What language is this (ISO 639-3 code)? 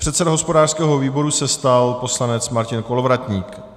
ces